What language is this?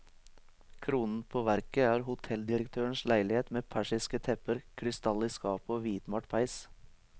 Norwegian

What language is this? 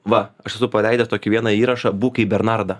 Lithuanian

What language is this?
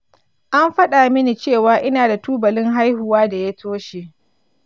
Hausa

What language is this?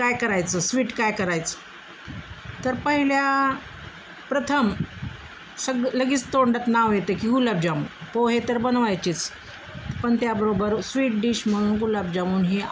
Marathi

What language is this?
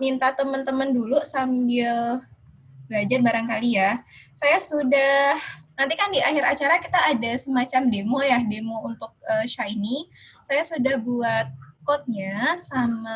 Indonesian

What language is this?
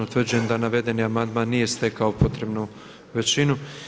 Croatian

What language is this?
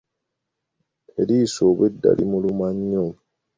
Ganda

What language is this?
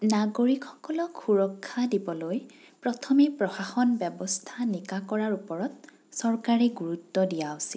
Assamese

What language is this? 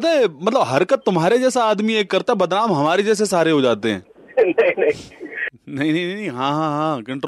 Hindi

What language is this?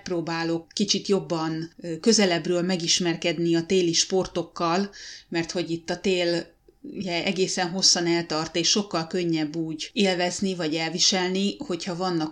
Hungarian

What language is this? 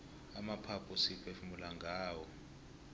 South Ndebele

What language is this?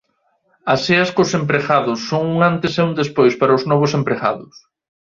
Galician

